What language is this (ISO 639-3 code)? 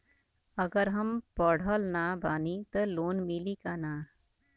bho